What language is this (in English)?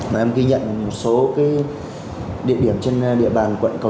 Vietnamese